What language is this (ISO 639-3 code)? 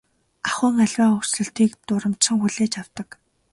mon